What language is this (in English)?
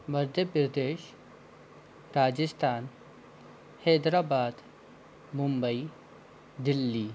Hindi